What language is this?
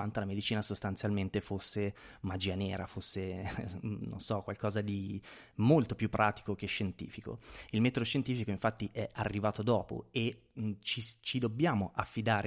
Italian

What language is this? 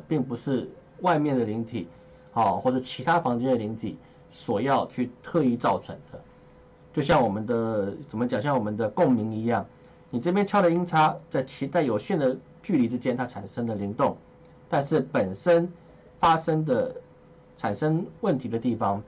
Chinese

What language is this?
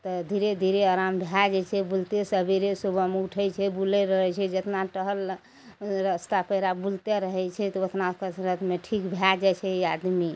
Maithili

